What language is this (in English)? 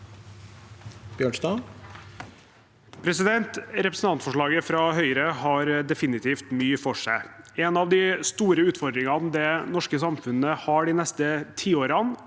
Norwegian